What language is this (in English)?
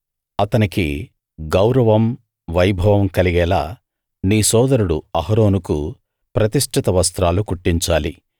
Telugu